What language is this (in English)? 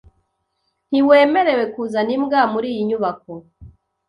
Kinyarwanda